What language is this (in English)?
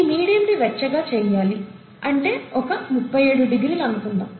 Telugu